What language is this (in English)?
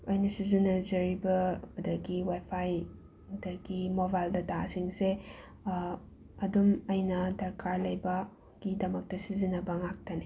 Manipuri